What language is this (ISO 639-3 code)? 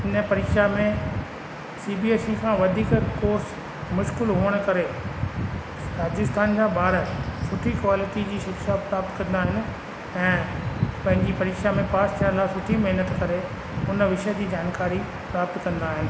snd